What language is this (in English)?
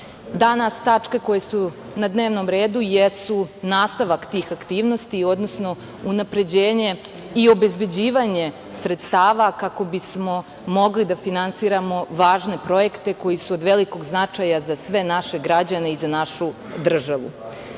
Serbian